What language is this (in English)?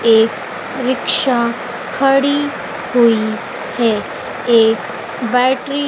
Hindi